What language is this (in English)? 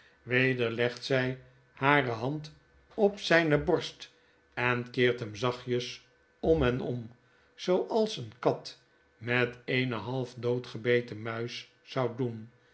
Dutch